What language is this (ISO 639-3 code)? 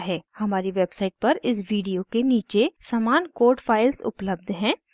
hin